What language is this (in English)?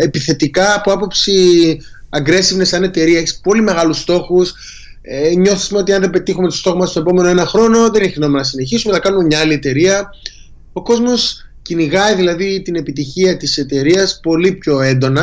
Greek